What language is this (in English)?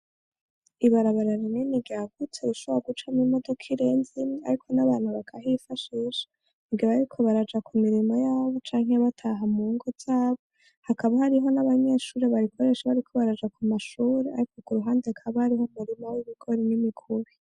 Rundi